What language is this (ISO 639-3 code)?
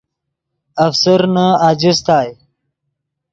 ydg